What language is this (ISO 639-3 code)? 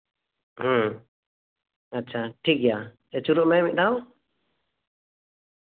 sat